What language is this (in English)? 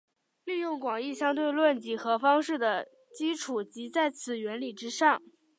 Chinese